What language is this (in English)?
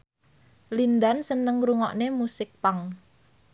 Javanese